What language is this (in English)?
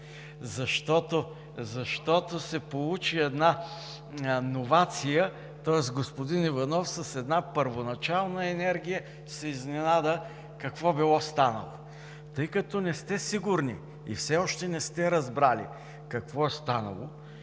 Bulgarian